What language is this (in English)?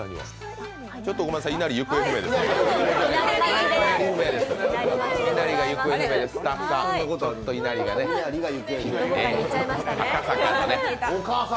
Japanese